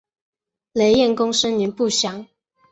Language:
Chinese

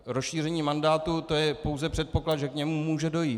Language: Czech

